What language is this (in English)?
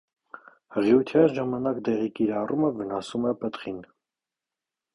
Armenian